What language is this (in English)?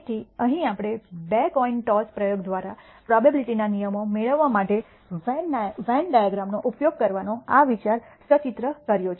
Gujarati